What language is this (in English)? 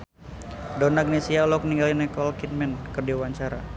Sundanese